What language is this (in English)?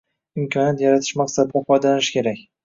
Uzbek